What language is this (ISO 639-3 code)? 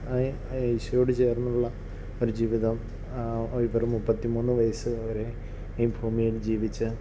mal